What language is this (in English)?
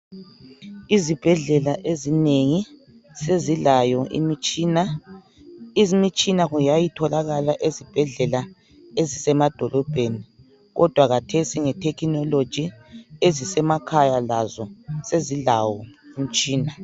North Ndebele